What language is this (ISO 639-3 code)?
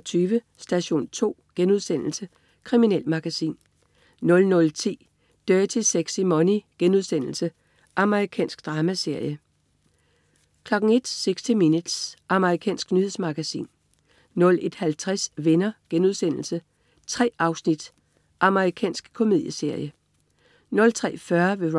dan